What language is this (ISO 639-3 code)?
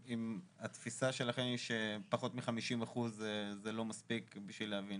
heb